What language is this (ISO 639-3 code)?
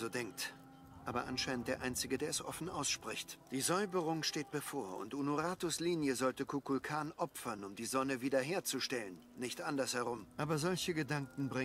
deu